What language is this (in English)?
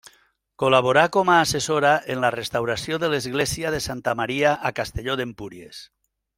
Catalan